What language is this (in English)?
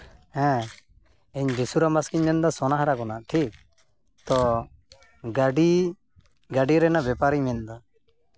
Santali